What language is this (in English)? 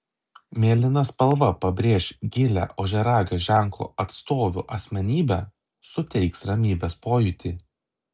Lithuanian